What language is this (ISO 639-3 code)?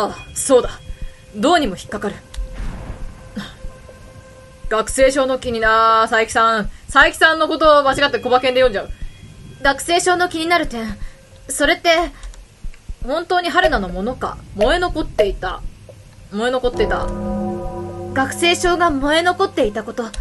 jpn